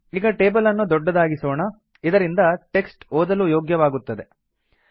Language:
Kannada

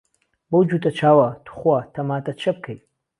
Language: Central Kurdish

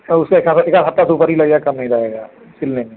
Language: Hindi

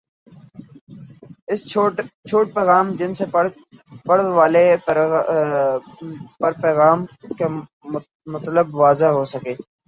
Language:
Urdu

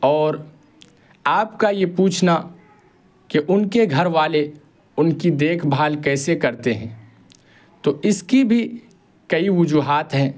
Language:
Urdu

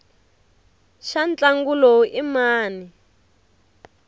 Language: Tsonga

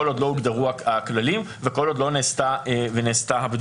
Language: Hebrew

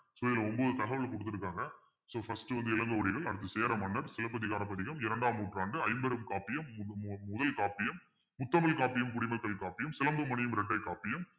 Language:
Tamil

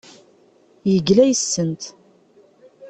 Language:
Kabyle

